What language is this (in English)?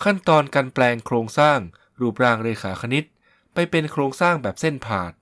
Thai